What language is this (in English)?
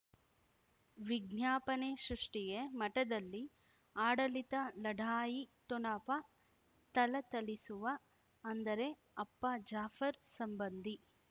Kannada